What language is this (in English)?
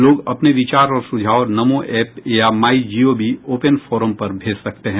Hindi